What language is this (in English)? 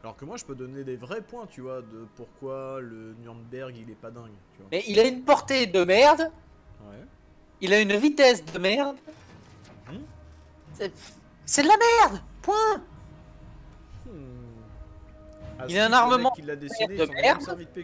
French